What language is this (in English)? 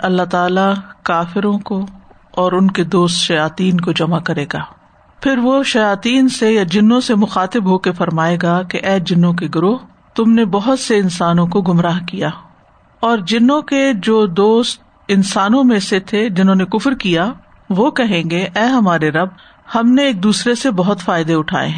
Urdu